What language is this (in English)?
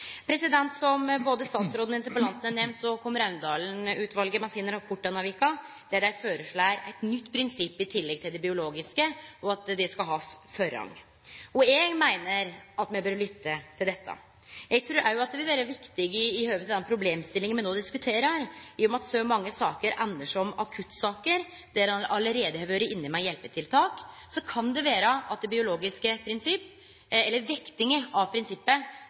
Norwegian Nynorsk